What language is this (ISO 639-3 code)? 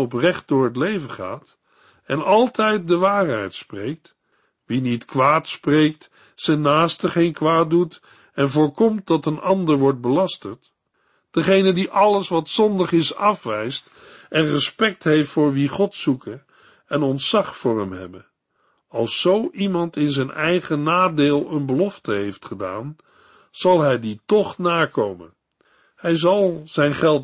nld